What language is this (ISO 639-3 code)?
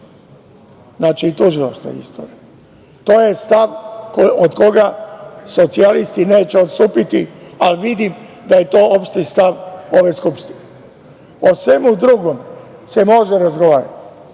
srp